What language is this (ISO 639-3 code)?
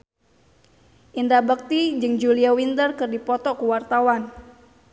sun